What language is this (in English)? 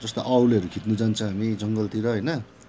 Nepali